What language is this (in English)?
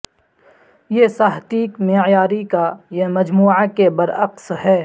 Urdu